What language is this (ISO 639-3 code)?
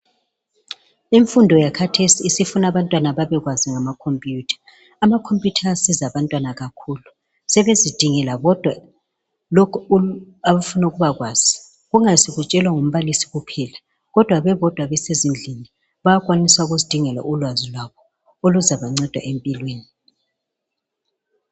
nde